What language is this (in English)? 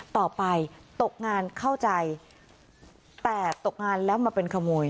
Thai